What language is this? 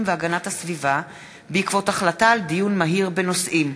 Hebrew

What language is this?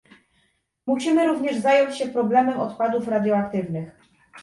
Polish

